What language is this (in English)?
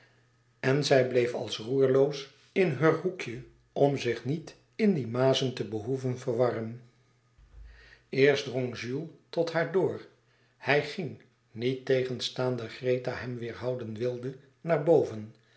Dutch